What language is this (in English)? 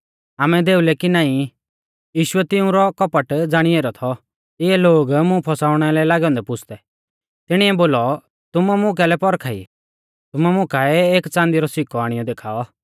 Mahasu Pahari